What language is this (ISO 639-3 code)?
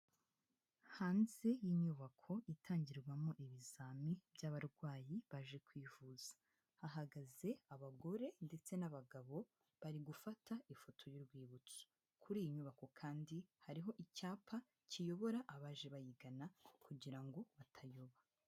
kin